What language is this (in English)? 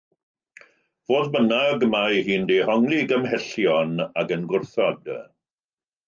Welsh